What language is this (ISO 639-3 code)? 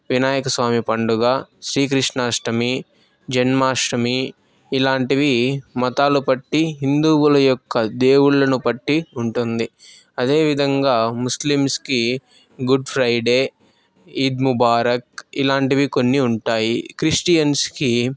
tel